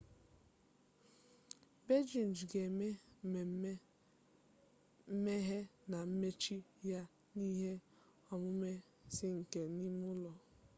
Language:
Igbo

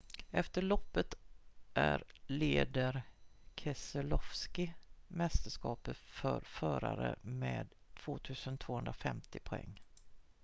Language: Swedish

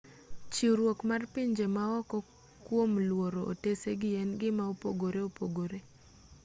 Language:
Luo (Kenya and Tanzania)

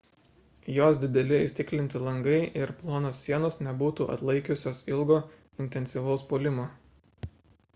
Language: Lithuanian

